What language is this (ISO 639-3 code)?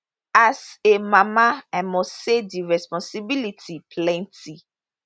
pcm